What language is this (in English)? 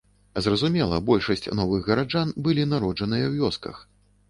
Belarusian